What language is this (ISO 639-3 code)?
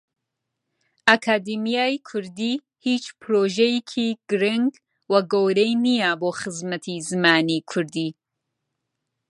ckb